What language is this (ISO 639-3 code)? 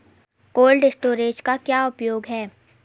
hin